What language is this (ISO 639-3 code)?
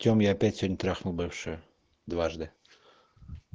rus